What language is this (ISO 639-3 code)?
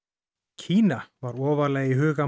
isl